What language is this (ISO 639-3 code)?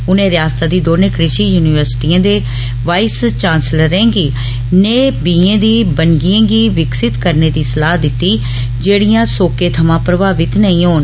doi